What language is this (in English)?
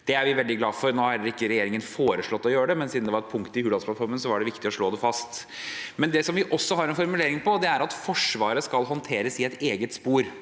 Norwegian